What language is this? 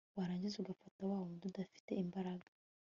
Kinyarwanda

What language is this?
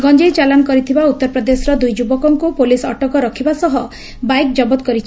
Odia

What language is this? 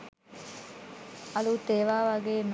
Sinhala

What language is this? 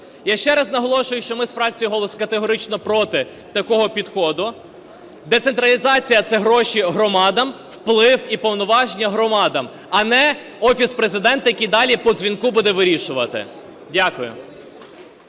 Ukrainian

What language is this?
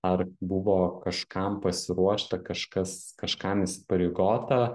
Lithuanian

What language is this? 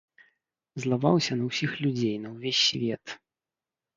Belarusian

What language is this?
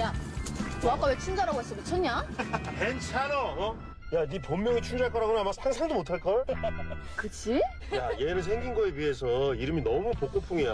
Korean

